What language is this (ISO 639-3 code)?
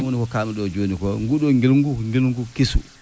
ful